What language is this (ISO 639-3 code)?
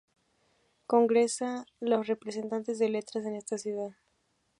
spa